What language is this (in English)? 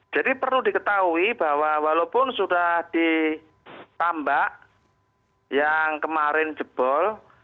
Indonesian